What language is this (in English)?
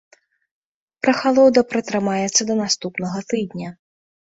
Belarusian